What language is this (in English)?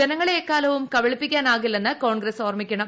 Malayalam